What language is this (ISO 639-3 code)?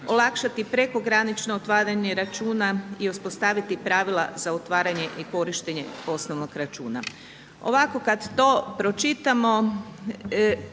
hrv